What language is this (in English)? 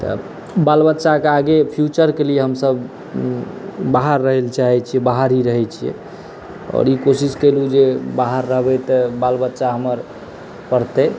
Maithili